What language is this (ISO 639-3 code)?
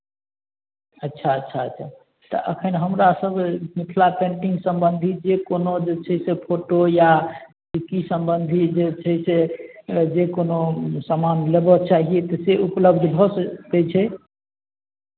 mai